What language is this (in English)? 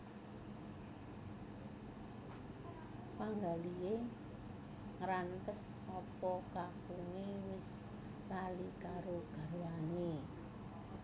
Javanese